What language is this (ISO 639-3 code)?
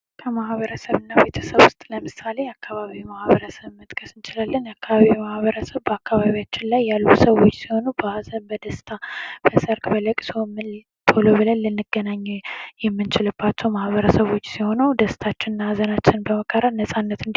amh